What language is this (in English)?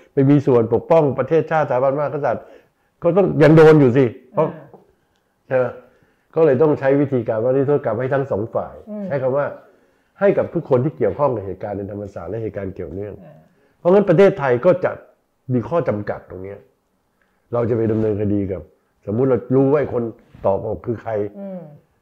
Thai